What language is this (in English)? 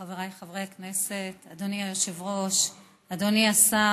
Hebrew